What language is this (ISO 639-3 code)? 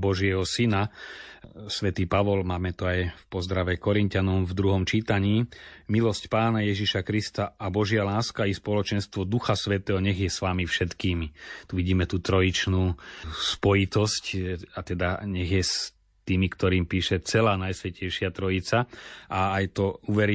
slk